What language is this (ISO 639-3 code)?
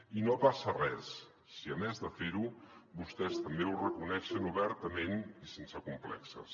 cat